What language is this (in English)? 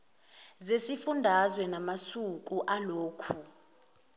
Zulu